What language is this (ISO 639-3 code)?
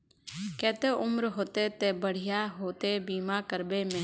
mag